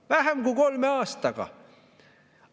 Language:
Estonian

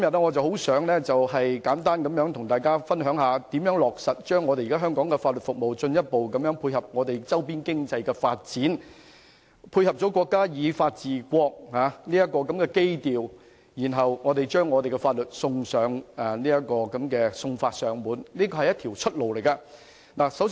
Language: Cantonese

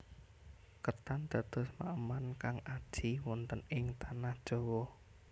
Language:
Javanese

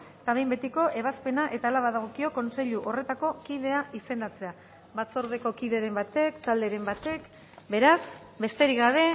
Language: Basque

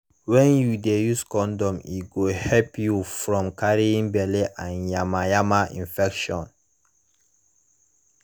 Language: Nigerian Pidgin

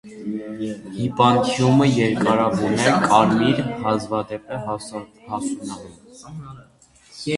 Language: Armenian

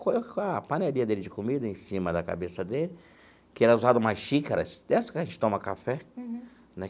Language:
Portuguese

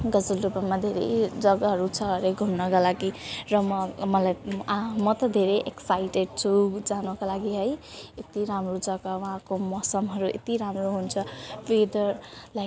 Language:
Nepali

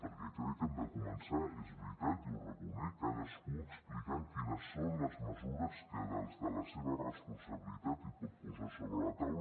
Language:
Catalan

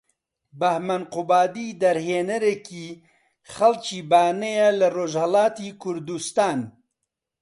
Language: Central Kurdish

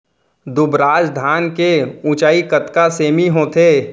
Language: Chhattisgarhi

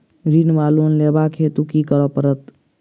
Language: Maithili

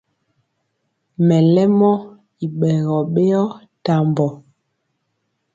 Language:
Mpiemo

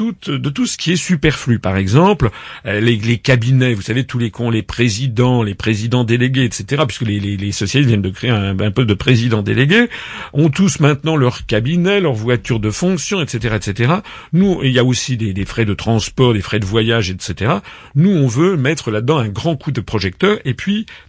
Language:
French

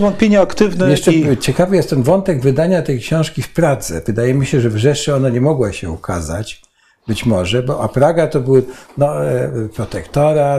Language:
Polish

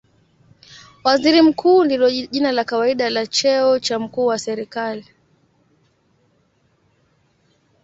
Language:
Swahili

